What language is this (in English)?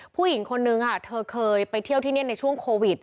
Thai